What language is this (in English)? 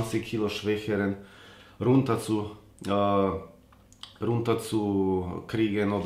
German